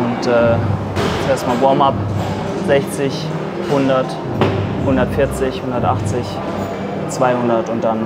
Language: German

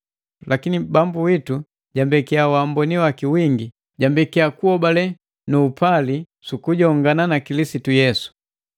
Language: Matengo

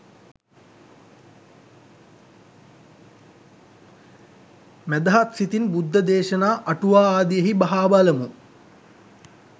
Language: Sinhala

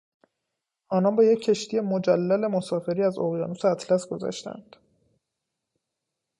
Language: Persian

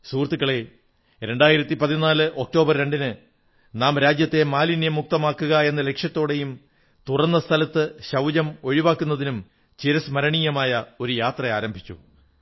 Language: Malayalam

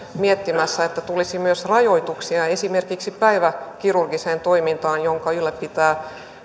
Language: Finnish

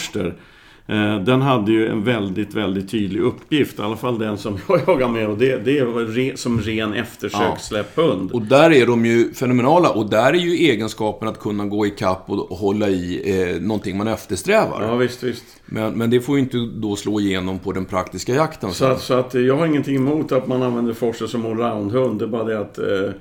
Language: Swedish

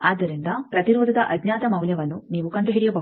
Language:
Kannada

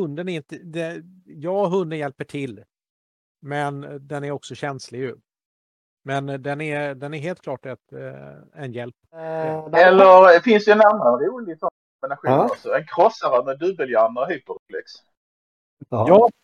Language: Swedish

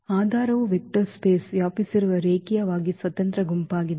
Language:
Kannada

